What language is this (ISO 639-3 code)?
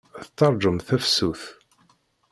kab